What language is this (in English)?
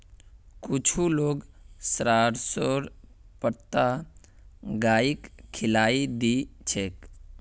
Magahi